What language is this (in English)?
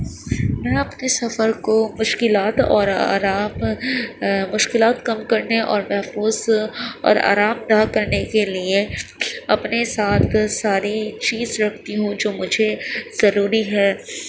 Urdu